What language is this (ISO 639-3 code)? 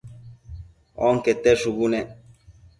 mcf